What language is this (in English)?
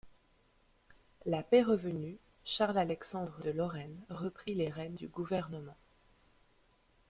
French